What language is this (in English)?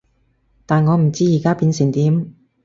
Cantonese